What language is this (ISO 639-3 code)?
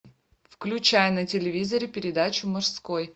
rus